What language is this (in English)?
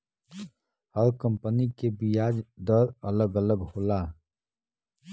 Bhojpuri